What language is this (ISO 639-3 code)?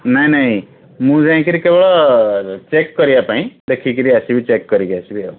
ori